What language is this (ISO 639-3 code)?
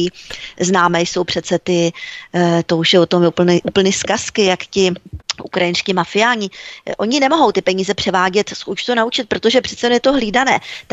ces